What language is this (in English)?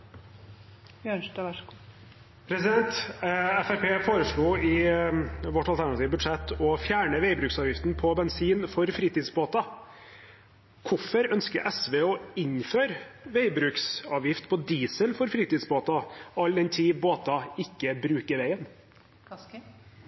Norwegian Bokmål